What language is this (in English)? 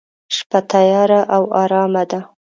Pashto